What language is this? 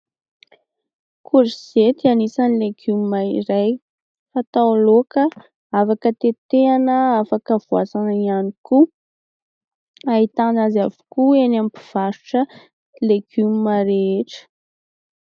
Malagasy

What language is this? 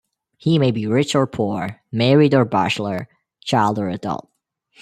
English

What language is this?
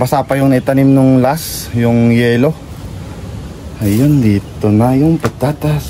Filipino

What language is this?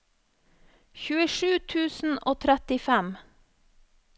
Norwegian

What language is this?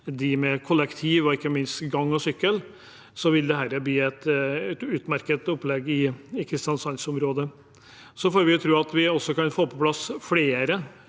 Norwegian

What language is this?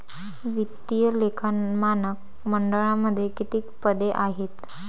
Marathi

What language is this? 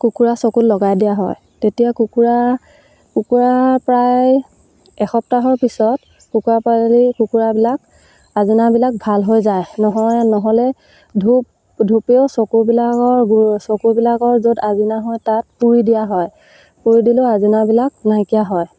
Assamese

